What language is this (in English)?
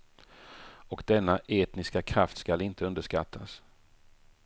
Swedish